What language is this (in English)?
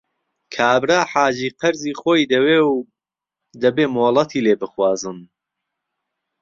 Central Kurdish